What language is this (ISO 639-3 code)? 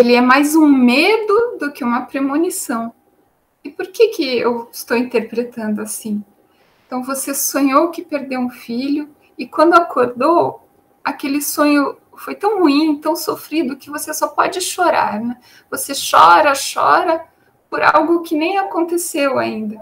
por